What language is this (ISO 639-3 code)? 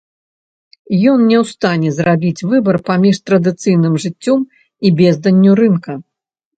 bel